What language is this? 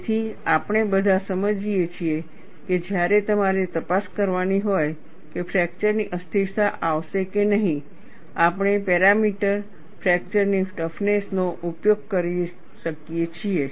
Gujarati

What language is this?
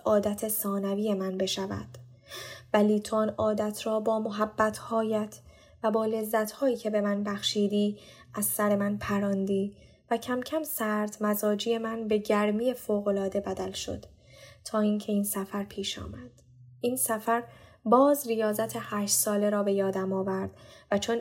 Persian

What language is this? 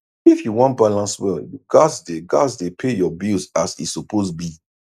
Nigerian Pidgin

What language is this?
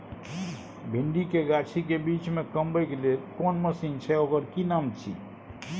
Maithili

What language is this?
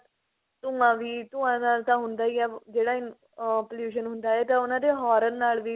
Punjabi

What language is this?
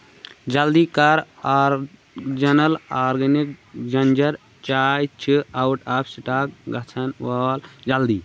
Kashmiri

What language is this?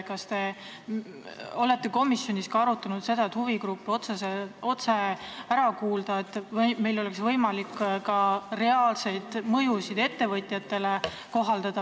Estonian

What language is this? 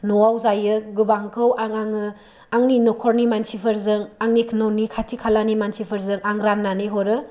Bodo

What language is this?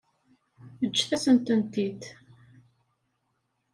Kabyle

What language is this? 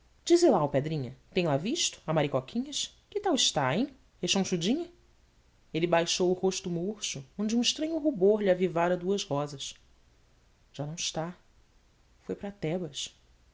Portuguese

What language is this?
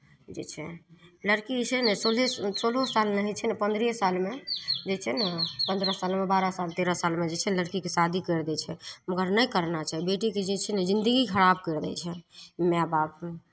Maithili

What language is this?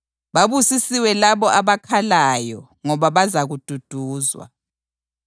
North Ndebele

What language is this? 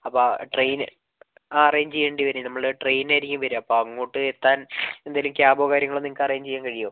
Malayalam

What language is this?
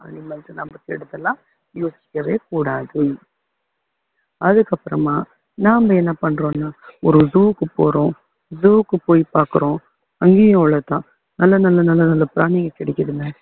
Tamil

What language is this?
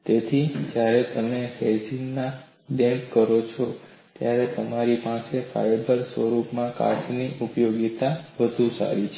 Gujarati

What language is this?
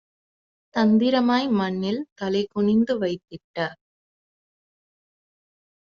Tamil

